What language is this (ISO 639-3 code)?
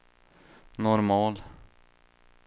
swe